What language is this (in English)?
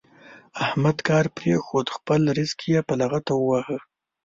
Pashto